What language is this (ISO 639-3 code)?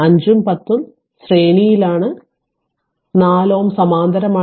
mal